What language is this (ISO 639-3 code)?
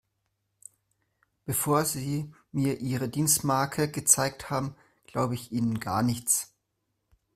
deu